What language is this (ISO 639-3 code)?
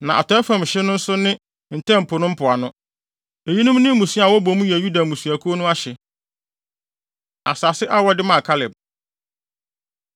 aka